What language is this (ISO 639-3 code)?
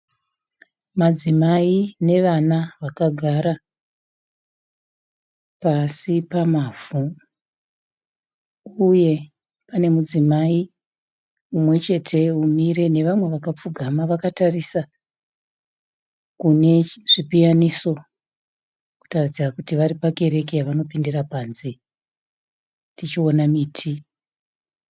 sna